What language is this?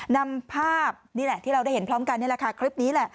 Thai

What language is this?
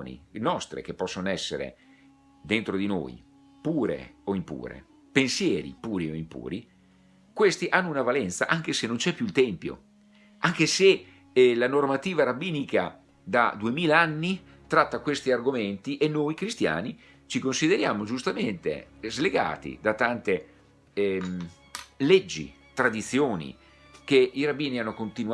Italian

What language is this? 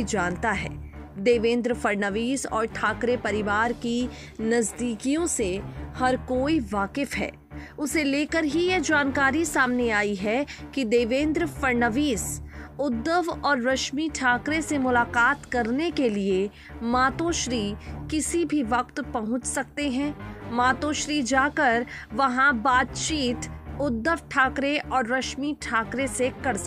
Hindi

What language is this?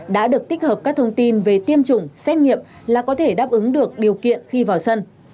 Vietnamese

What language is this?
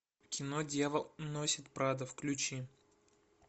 Russian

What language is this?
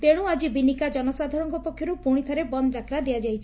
Odia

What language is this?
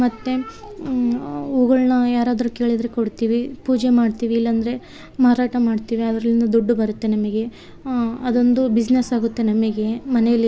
Kannada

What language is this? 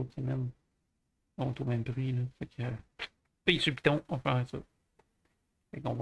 French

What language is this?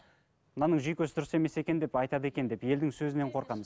Kazakh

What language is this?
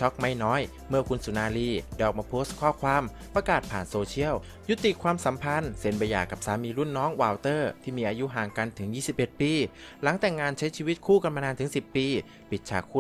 Thai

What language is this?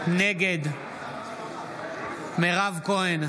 Hebrew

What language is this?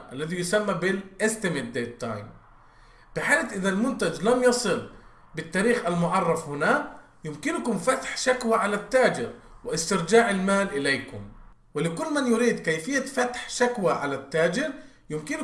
Arabic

